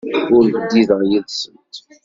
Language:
Kabyle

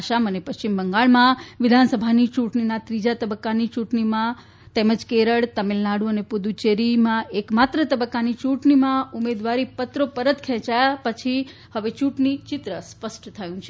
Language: Gujarati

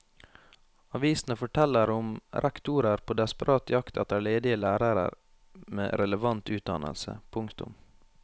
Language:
Norwegian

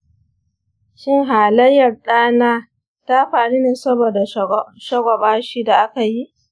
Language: Hausa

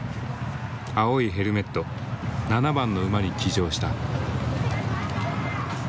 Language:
Japanese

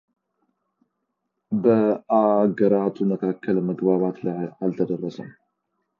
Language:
Amharic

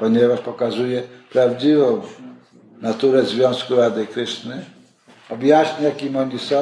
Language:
Polish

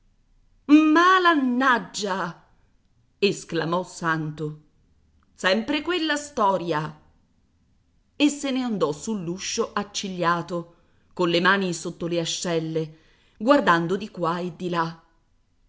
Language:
Italian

